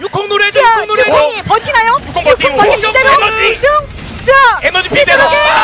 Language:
Korean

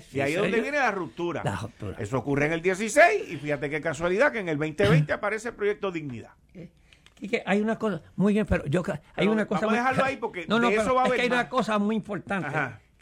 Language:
Spanish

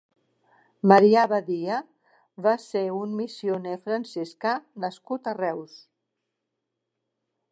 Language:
Catalan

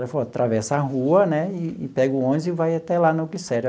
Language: Portuguese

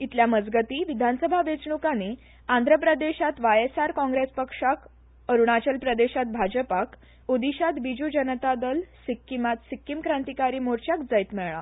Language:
Konkani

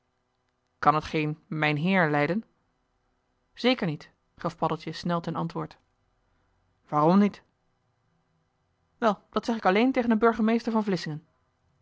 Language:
Dutch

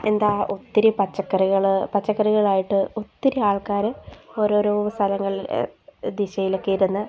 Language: Malayalam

